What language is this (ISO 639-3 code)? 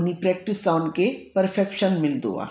snd